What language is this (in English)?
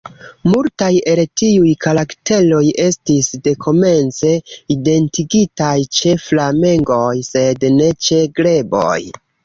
Esperanto